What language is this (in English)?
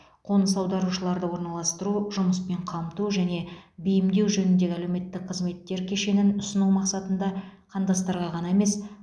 Kazakh